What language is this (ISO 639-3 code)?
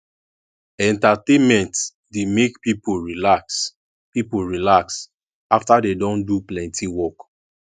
pcm